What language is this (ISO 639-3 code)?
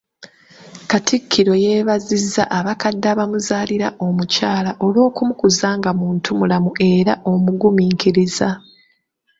lug